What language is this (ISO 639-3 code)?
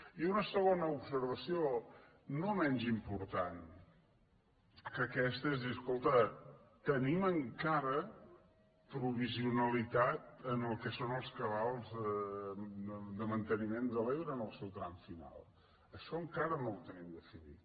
cat